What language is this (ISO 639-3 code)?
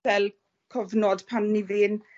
cym